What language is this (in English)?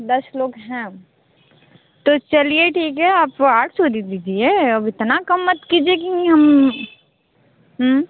Hindi